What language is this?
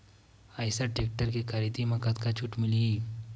Chhattisgarhi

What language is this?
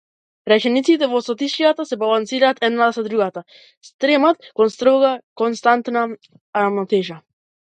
Macedonian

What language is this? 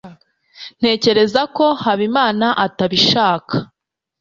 Kinyarwanda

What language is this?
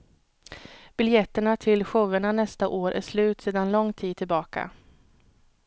Swedish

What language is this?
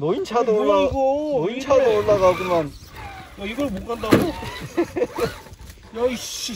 Korean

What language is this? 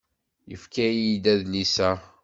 Kabyle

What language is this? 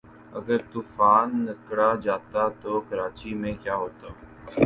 Urdu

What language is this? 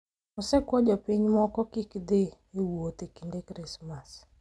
Luo (Kenya and Tanzania)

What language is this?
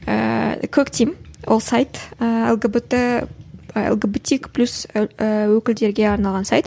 Kazakh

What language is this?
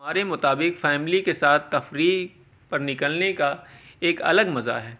Urdu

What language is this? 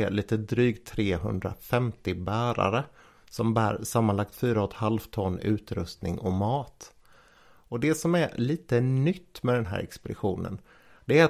Swedish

